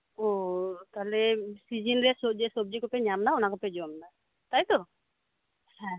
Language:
Santali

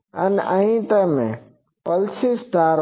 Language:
Gujarati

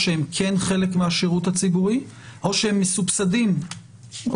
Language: Hebrew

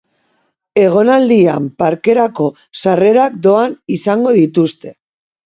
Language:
Basque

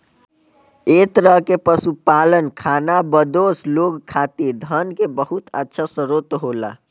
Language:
Bhojpuri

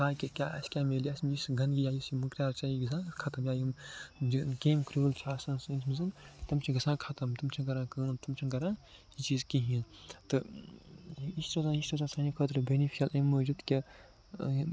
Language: Kashmiri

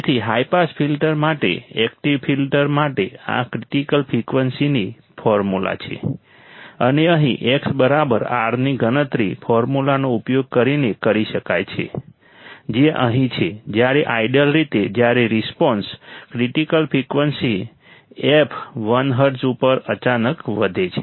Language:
Gujarati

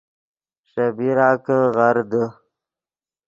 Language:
Yidgha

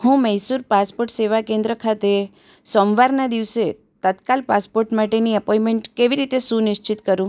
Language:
Gujarati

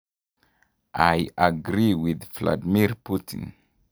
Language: Kalenjin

